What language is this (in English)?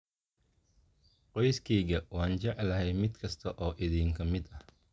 Somali